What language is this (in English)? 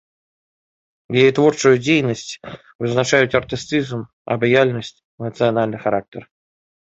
Belarusian